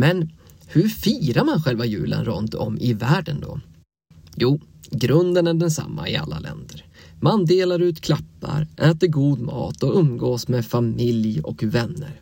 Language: Swedish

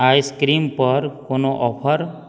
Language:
Maithili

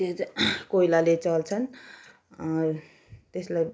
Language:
Nepali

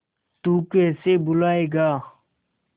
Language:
Hindi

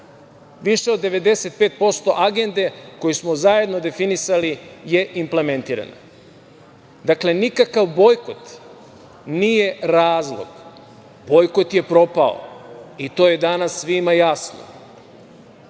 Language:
Serbian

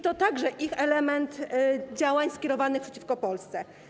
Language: Polish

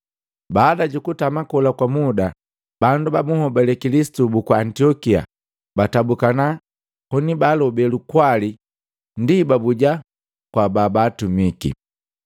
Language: Matengo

